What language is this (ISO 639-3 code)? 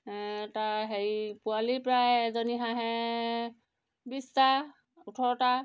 asm